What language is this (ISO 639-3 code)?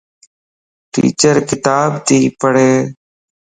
lss